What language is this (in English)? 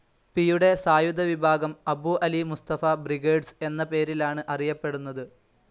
Malayalam